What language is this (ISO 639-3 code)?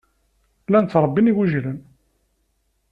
kab